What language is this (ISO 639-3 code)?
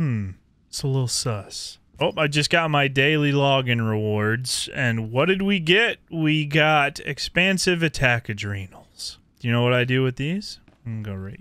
eng